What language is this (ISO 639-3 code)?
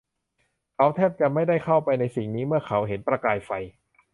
tha